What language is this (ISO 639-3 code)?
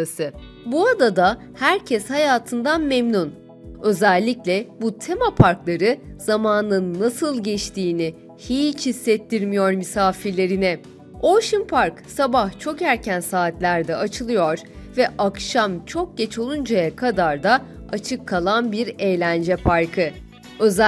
tur